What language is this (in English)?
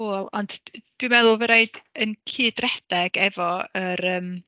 Welsh